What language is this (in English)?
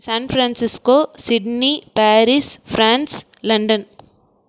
Tamil